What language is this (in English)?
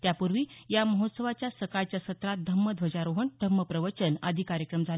Marathi